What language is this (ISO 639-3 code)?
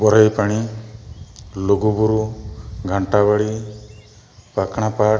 sat